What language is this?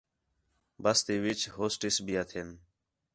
Khetrani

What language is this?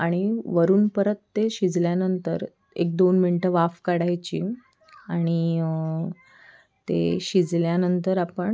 Marathi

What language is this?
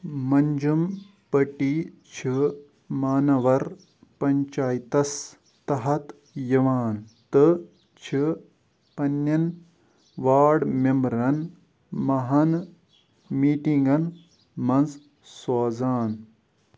Kashmiri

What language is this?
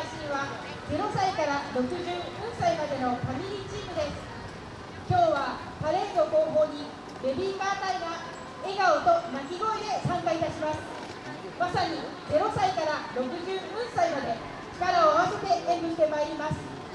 Japanese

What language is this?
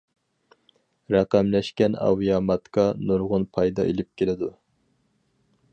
Uyghur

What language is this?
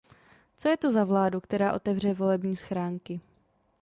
Czech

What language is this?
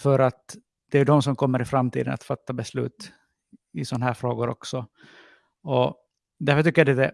Swedish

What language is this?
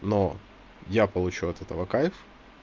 Russian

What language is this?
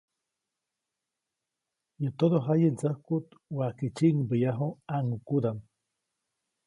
Copainalá Zoque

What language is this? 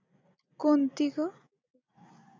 Marathi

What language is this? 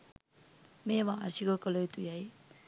Sinhala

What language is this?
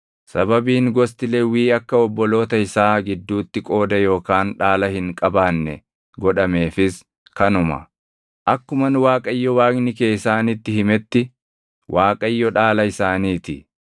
Oromo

